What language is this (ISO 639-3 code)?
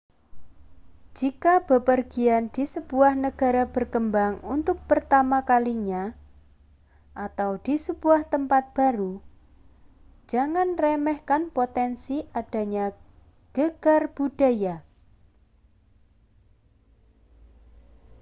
ind